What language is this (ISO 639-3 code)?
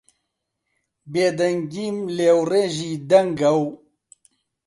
ckb